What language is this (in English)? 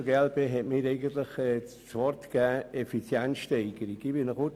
Swiss German